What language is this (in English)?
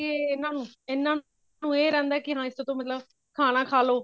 Punjabi